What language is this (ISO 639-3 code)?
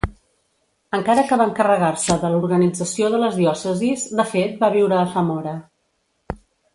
cat